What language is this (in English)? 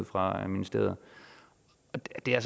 Danish